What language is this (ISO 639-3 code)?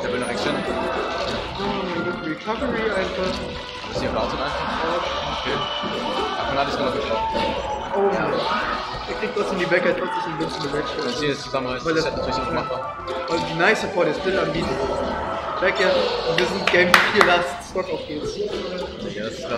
deu